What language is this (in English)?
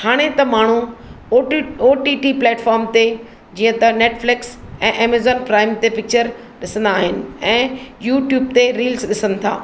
Sindhi